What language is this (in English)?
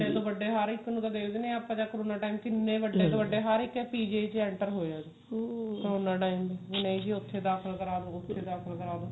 Punjabi